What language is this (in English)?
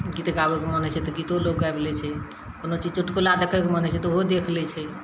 Maithili